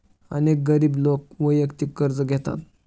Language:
Marathi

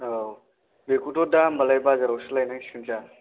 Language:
Bodo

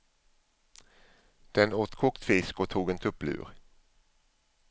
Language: Swedish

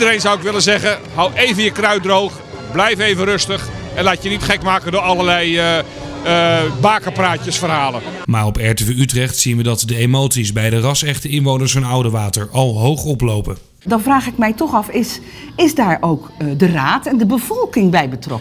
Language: Dutch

